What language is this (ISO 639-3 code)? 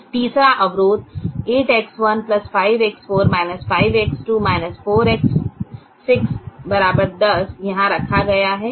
hin